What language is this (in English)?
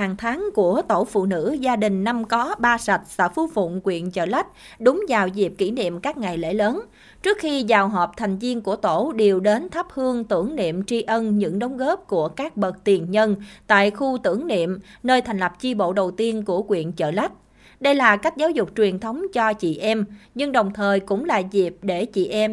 Vietnamese